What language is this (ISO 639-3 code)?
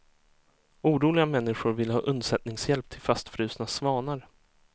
swe